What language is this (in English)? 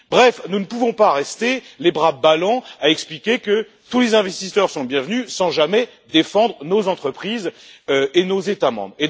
French